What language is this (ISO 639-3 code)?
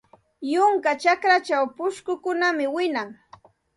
qxt